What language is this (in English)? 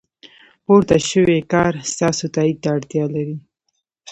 Pashto